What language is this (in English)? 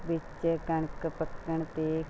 Punjabi